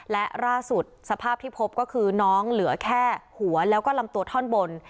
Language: Thai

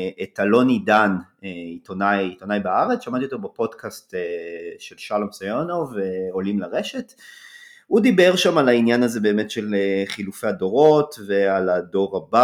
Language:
Hebrew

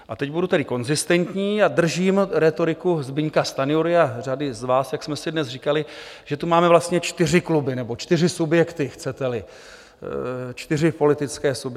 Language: Czech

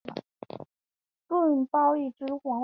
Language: Chinese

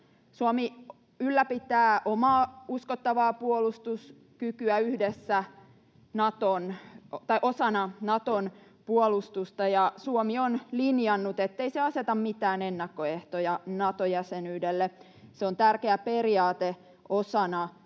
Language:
Finnish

